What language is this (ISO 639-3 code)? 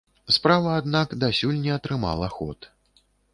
bel